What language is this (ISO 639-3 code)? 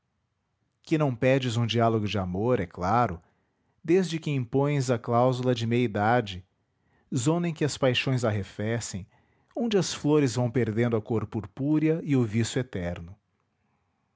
por